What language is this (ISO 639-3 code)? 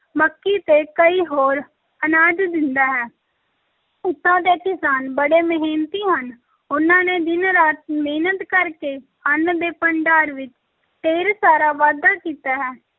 pan